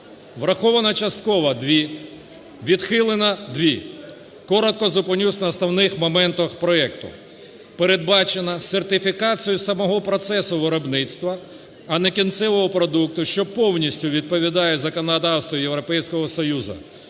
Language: Ukrainian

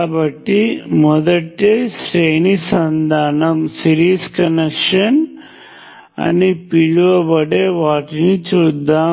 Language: Telugu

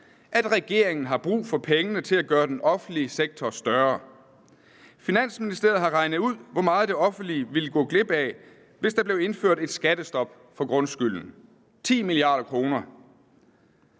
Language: Danish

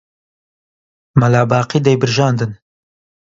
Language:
Central Kurdish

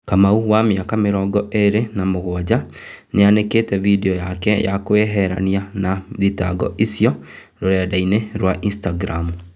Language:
Kikuyu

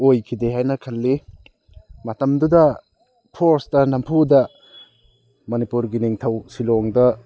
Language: Manipuri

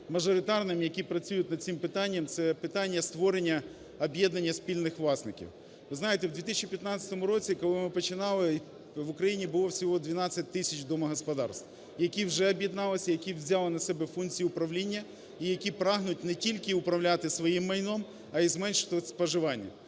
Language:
Ukrainian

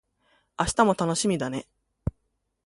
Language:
Japanese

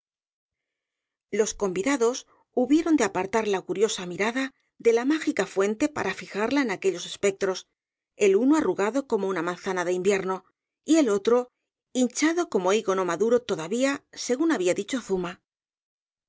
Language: Spanish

